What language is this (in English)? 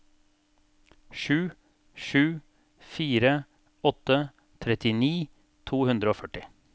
Norwegian